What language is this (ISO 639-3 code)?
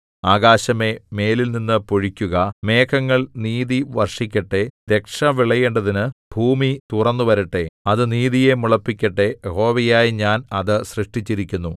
mal